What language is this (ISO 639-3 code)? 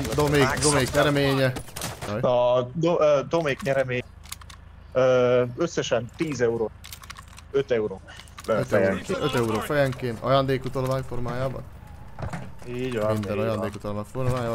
hun